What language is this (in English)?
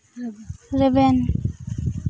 Santali